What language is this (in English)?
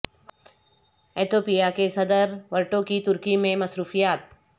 Urdu